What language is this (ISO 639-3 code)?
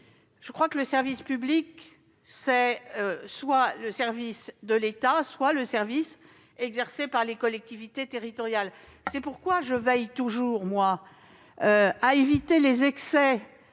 fra